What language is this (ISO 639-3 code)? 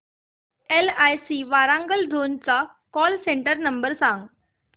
mar